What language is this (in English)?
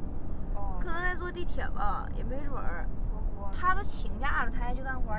Chinese